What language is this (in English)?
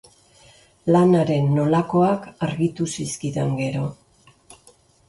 Basque